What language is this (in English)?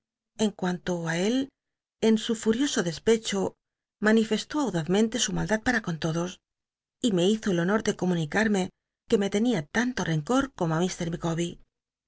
Spanish